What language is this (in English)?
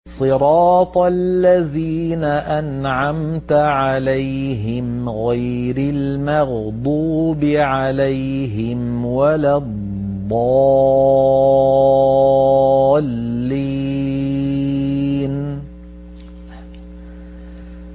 Arabic